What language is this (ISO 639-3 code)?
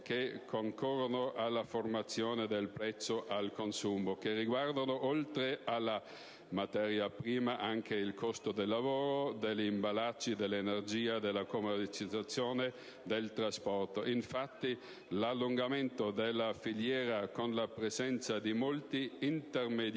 ita